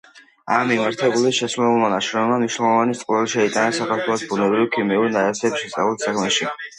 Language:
Georgian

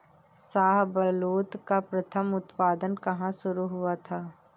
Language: Hindi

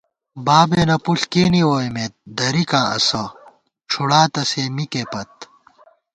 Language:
Gawar-Bati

